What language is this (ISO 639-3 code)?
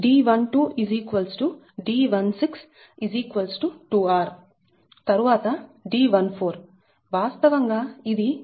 tel